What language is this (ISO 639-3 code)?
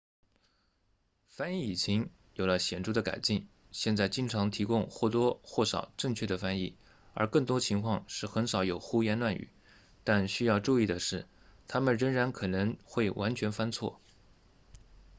zho